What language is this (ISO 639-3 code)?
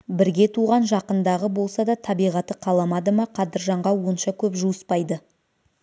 kaz